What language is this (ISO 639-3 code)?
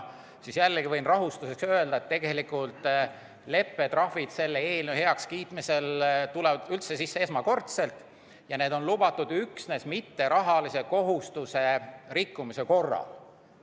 est